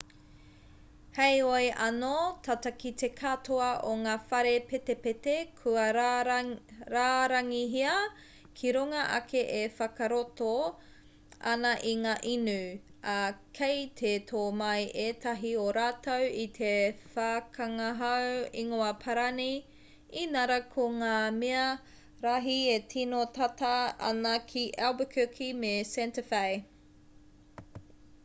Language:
Māori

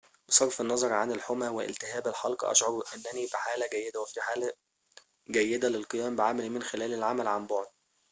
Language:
Arabic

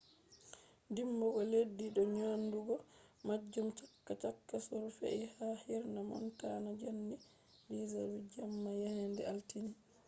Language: Fula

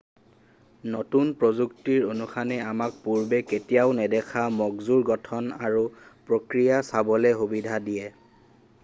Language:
Assamese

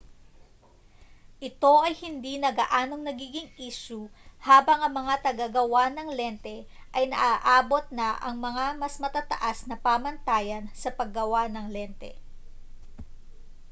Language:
Filipino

